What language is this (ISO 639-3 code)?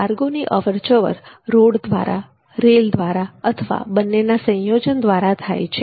guj